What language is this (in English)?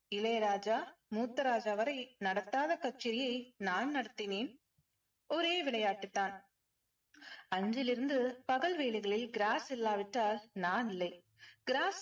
Tamil